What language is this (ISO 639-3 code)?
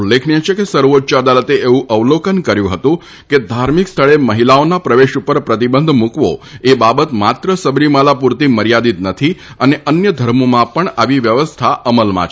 guj